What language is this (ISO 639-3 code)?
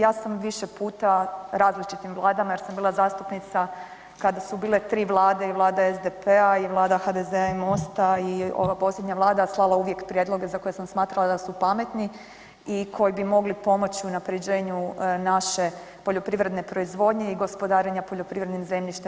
hrv